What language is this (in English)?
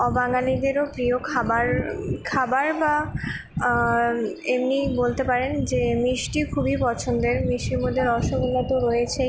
Bangla